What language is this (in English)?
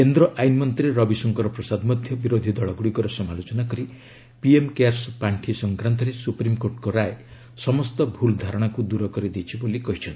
Odia